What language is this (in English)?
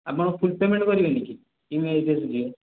Odia